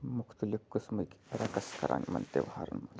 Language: Kashmiri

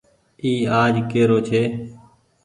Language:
Goaria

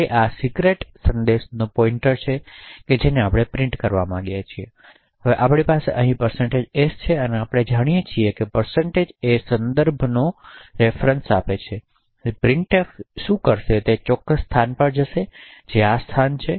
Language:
Gujarati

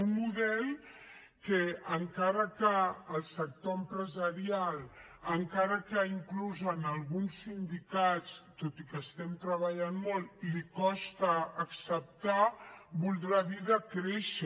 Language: Catalan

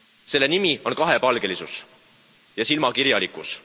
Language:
Estonian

